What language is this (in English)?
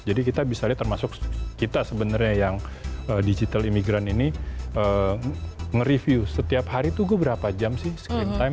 Indonesian